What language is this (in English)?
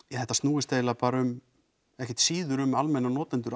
Icelandic